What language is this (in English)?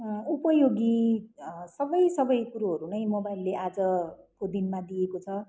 Nepali